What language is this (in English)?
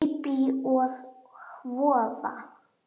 Icelandic